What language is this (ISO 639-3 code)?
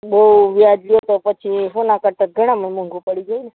guj